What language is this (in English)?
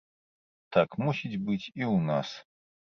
Belarusian